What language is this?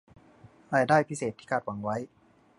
Thai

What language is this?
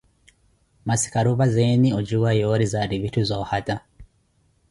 Koti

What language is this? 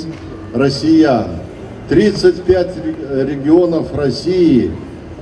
Russian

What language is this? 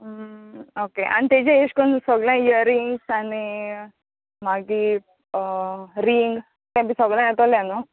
Konkani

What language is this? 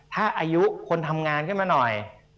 Thai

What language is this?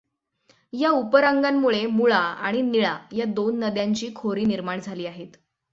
Marathi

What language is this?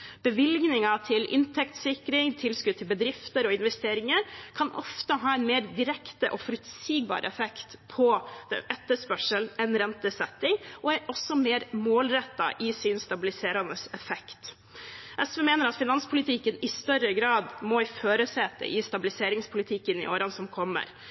Norwegian Bokmål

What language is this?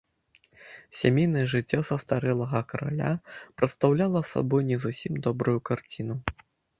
Belarusian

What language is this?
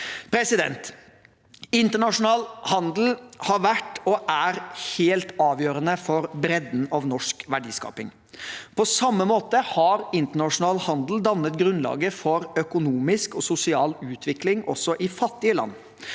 Norwegian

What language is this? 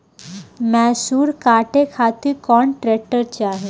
Bhojpuri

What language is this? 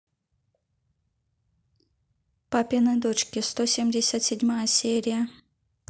Russian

